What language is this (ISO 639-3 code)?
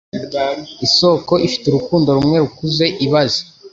kin